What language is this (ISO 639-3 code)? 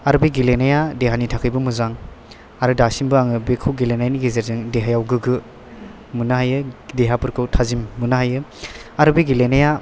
brx